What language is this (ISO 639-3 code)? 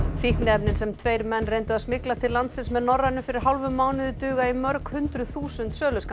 isl